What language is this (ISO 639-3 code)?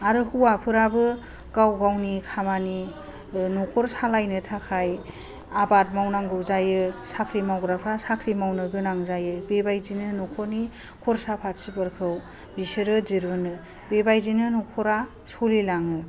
brx